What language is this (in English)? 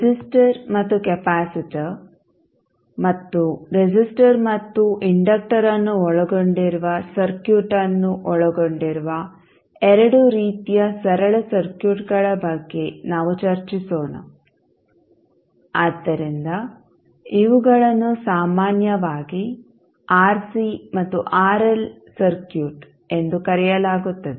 Kannada